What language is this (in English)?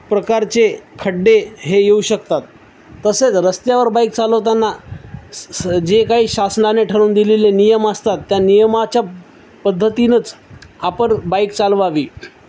Marathi